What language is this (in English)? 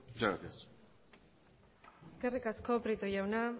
Basque